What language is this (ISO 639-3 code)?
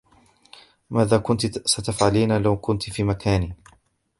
ara